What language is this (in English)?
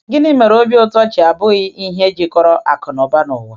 Igbo